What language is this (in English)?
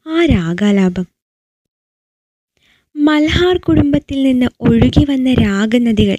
Malayalam